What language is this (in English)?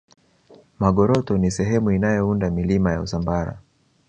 Swahili